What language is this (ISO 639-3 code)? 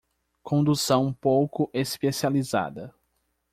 por